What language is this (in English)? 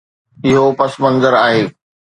Sindhi